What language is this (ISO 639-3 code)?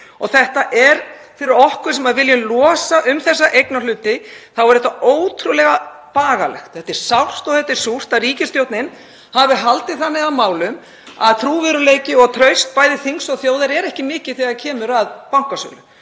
isl